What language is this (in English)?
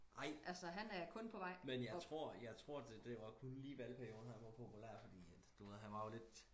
Danish